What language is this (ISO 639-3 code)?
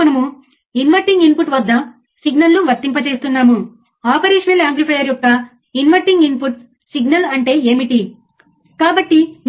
tel